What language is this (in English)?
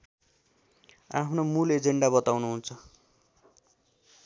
Nepali